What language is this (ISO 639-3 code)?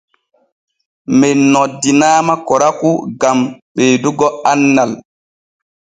fue